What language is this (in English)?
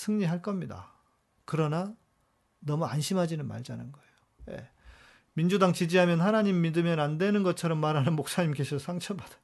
Korean